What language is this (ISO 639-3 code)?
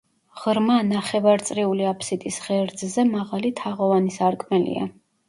kat